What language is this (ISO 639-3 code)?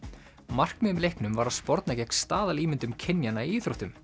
isl